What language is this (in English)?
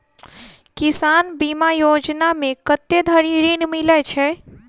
Maithili